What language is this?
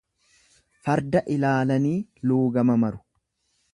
Oromo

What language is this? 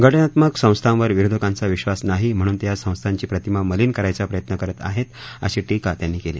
Marathi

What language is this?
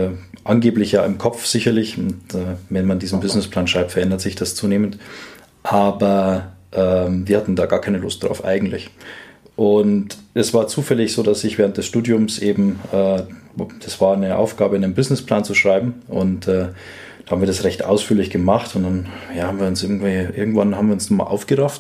German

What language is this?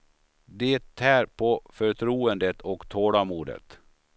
Swedish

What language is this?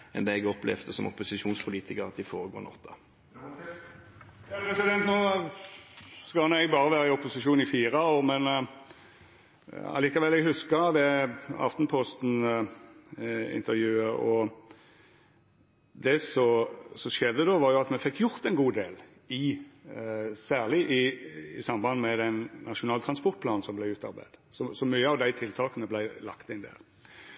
Norwegian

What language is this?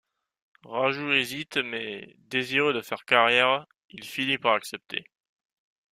French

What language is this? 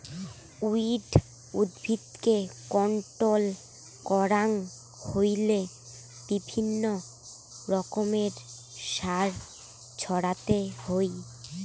Bangla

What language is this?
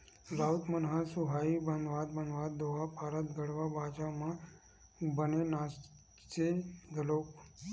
Chhattisgarhi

